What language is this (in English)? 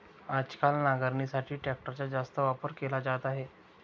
Marathi